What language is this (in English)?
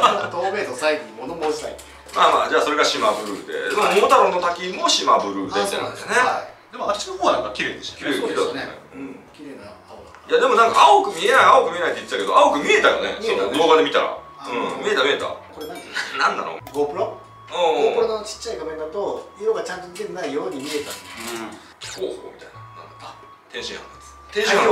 Japanese